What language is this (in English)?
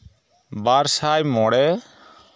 Santali